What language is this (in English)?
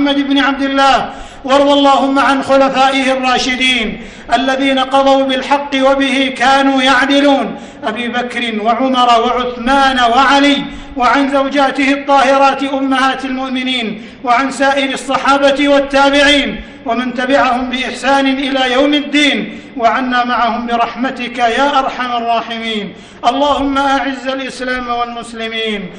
Arabic